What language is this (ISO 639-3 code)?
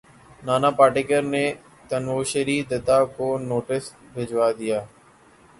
urd